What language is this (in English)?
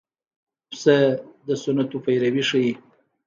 Pashto